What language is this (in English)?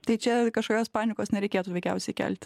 Lithuanian